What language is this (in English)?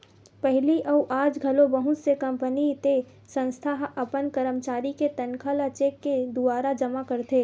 Chhattisgarhi